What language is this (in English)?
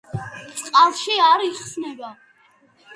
Georgian